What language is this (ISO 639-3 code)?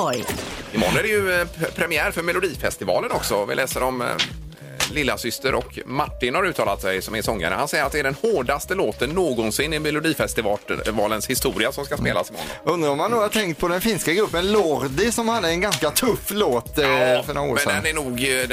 swe